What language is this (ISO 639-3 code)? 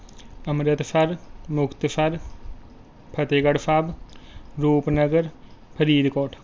pan